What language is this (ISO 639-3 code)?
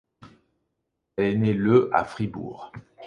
fra